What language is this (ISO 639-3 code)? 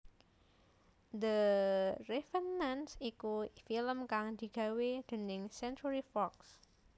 jav